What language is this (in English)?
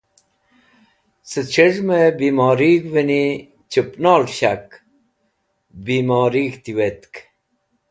Wakhi